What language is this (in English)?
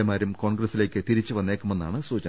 Malayalam